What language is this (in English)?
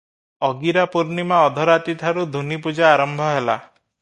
Odia